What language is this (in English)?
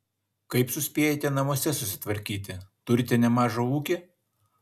Lithuanian